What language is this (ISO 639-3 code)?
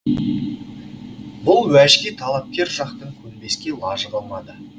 kaz